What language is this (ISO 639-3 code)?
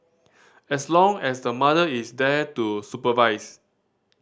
eng